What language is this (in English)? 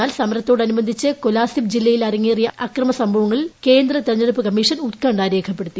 Malayalam